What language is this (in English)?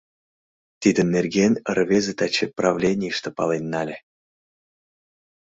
Mari